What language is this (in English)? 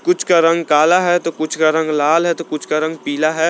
Hindi